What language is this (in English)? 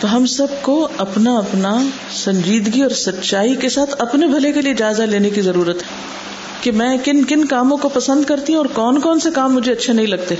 Urdu